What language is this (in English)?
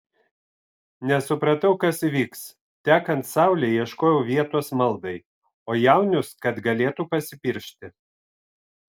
Lithuanian